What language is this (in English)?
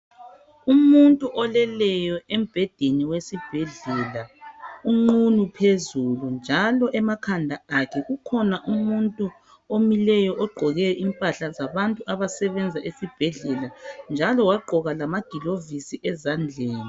North Ndebele